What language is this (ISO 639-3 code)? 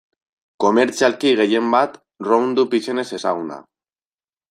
eus